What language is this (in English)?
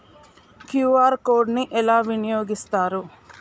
Telugu